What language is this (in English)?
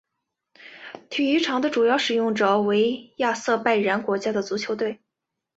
Chinese